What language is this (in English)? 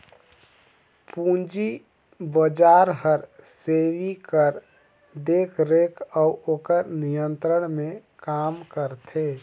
Chhattisgarhi